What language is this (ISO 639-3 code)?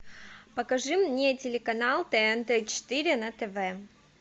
rus